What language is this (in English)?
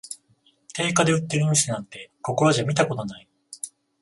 Japanese